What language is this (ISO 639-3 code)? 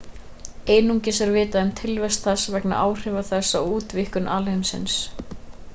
isl